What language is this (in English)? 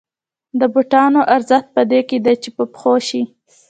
Pashto